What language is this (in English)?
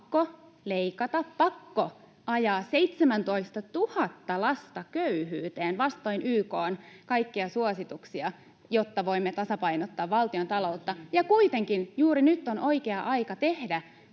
Finnish